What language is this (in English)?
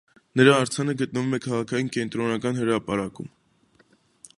Armenian